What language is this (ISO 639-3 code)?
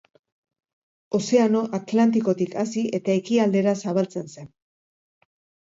eus